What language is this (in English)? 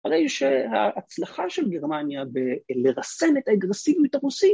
Hebrew